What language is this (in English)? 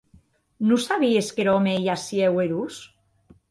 Occitan